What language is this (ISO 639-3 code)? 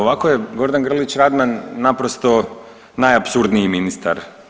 hrv